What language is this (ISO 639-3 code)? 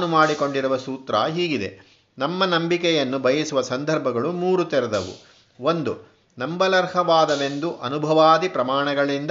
kan